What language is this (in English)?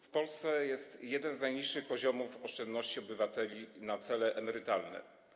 Polish